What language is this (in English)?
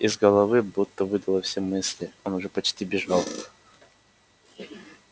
Russian